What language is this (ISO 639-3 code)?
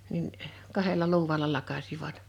fin